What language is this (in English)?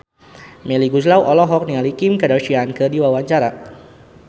Sundanese